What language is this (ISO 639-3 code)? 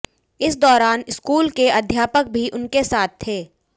hin